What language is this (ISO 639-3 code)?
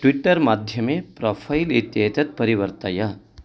san